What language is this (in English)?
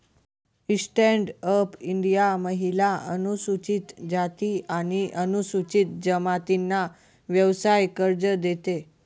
Marathi